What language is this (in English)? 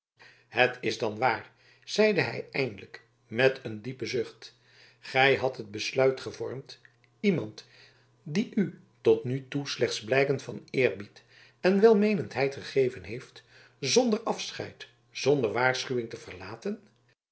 Dutch